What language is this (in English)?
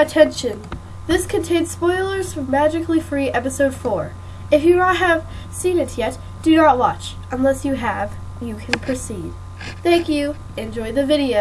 English